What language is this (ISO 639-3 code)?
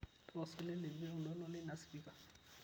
mas